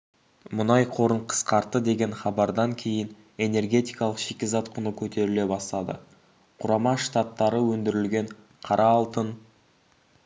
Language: Kazakh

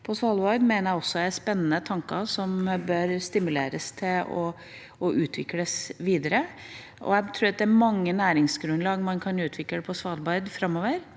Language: Norwegian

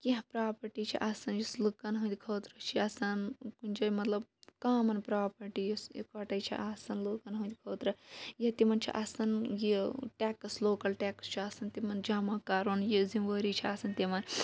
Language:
Kashmiri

